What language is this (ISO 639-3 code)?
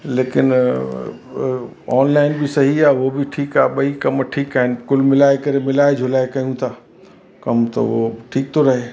snd